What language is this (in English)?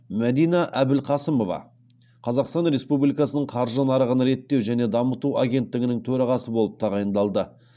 Kazakh